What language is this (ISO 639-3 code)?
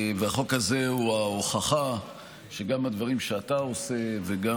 heb